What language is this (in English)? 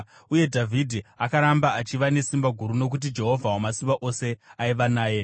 Shona